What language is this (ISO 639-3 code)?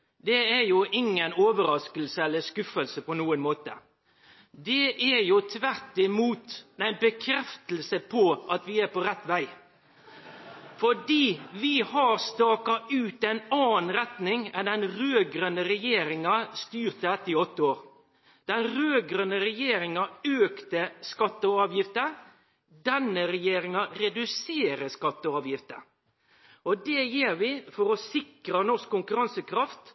nno